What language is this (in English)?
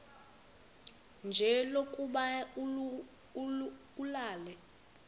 Xhosa